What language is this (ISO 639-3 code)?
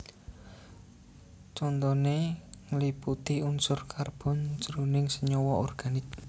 jav